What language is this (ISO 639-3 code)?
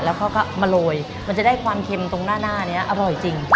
tha